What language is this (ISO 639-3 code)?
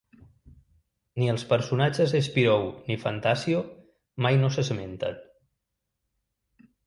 cat